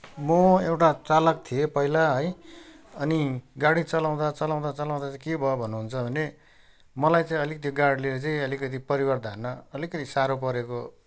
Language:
Nepali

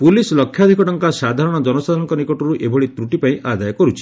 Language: Odia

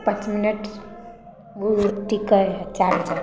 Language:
Maithili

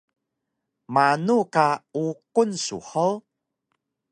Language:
Taroko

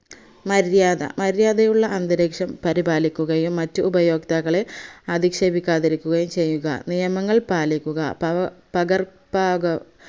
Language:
Malayalam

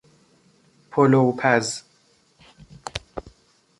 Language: Persian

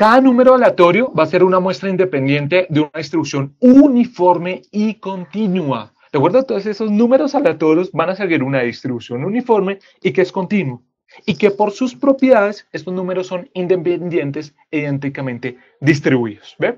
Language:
Spanish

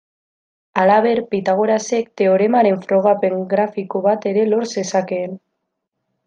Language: Basque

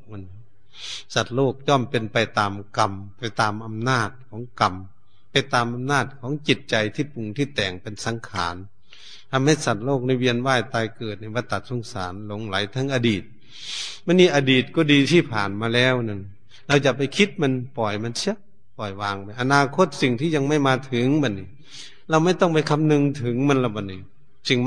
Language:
Thai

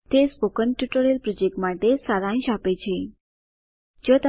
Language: Gujarati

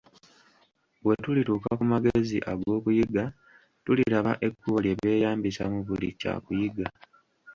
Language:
Ganda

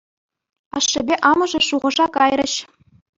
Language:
Chuvash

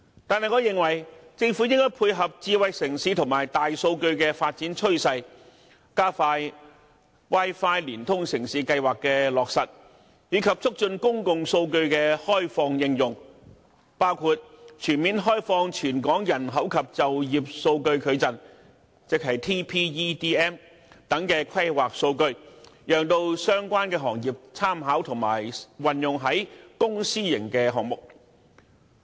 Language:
Cantonese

